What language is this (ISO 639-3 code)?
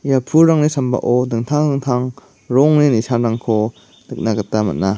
grt